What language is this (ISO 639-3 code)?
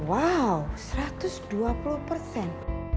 ind